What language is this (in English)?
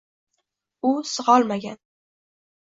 Uzbek